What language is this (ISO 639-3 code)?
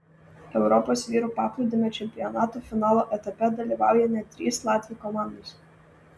lit